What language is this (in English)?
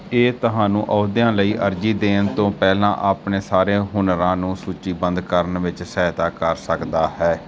Punjabi